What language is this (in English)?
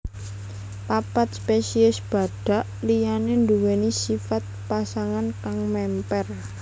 Javanese